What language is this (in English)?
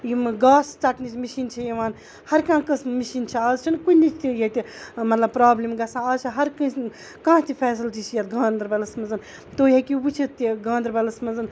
Kashmiri